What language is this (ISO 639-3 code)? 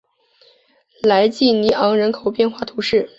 zho